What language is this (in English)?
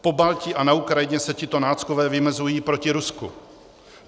Czech